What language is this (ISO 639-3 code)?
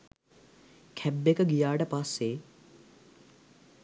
sin